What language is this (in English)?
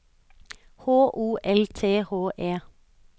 Norwegian